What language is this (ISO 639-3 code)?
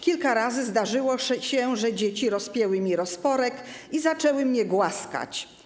pol